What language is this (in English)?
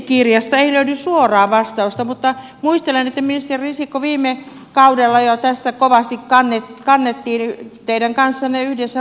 Finnish